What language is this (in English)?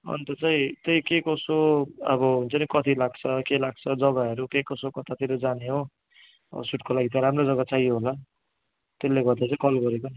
Nepali